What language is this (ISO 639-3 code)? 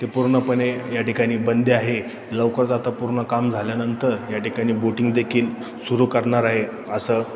mar